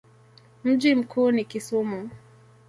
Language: Swahili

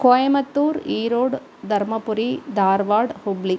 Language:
Sanskrit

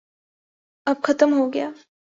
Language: Urdu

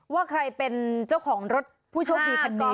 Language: Thai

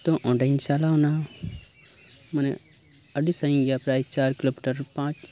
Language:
Santali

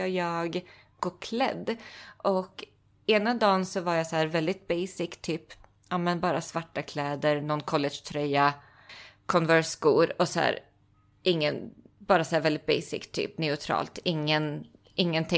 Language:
Swedish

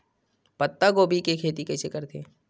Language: Chhattisgarhi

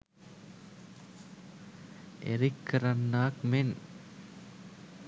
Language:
Sinhala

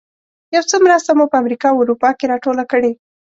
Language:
Pashto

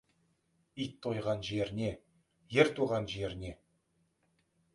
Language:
Kazakh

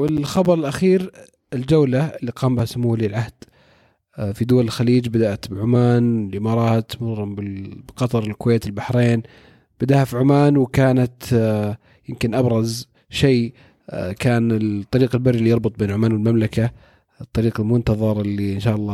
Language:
Arabic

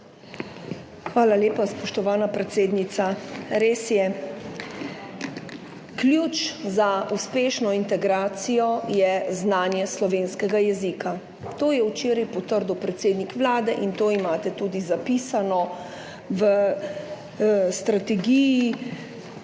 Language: Slovenian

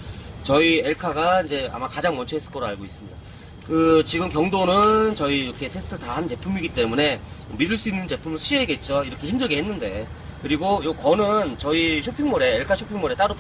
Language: Korean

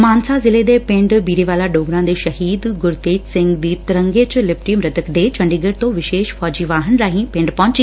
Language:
Punjabi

